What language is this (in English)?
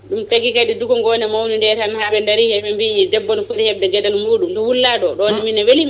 Fula